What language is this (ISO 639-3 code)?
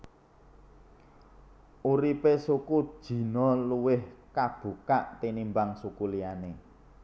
jav